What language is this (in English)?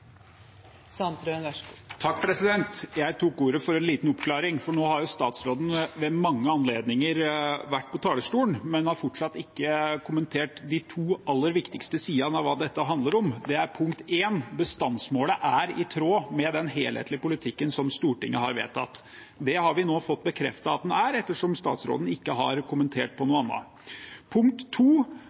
Norwegian